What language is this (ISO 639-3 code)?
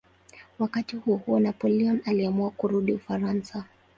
swa